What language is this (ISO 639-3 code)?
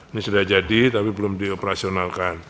ind